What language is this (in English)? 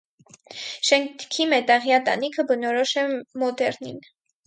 Armenian